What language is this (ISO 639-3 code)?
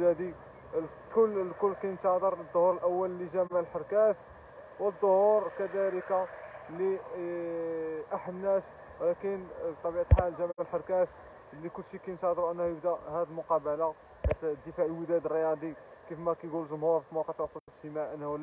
ara